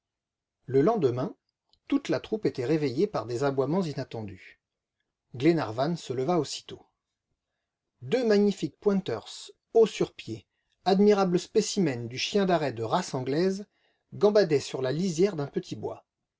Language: French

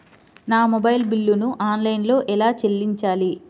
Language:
Telugu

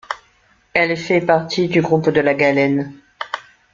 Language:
French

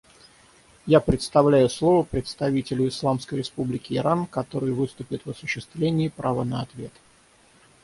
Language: Russian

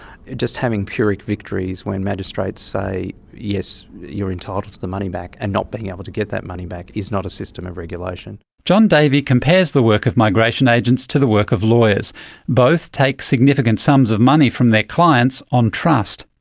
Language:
English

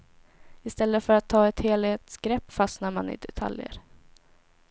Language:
Swedish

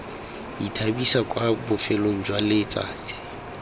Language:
Tswana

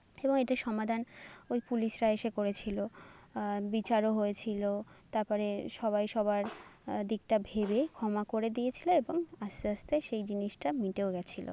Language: Bangla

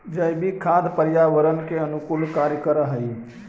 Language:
Magahi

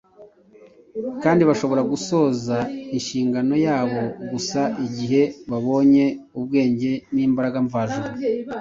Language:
Kinyarwanda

